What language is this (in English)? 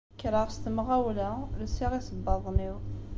Kabyle